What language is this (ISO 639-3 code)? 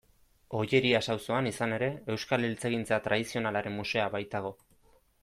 eus